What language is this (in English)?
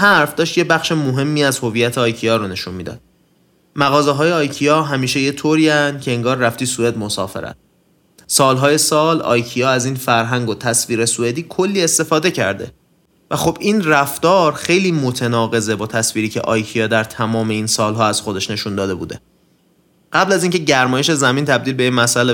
Persian